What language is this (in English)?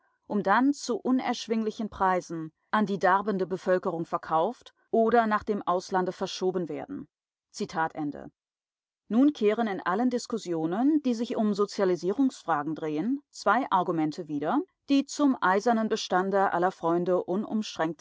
German